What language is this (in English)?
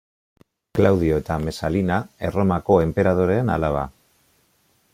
Basque